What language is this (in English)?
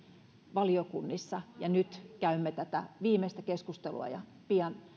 Finnish